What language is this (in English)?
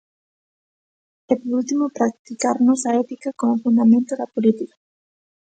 Galician